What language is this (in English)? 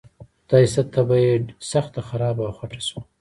Pashto